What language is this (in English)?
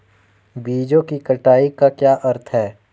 Hindi